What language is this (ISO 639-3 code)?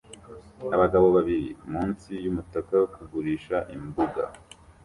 kin